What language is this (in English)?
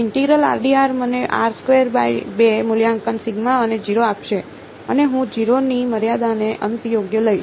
Gujarati